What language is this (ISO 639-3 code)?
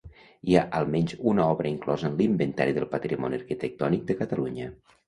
cat